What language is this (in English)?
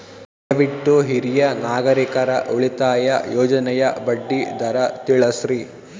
Kannada